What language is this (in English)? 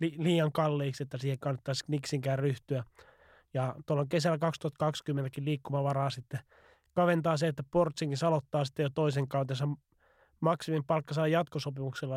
Finnish